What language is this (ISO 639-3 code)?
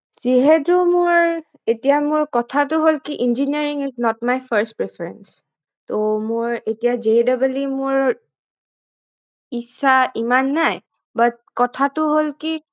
asm